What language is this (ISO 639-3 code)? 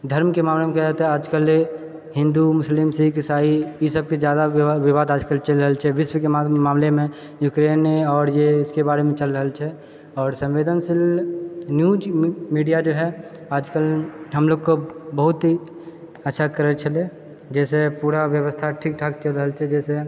mai